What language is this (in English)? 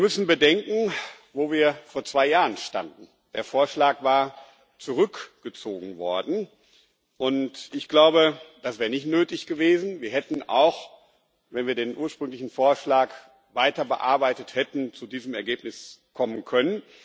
German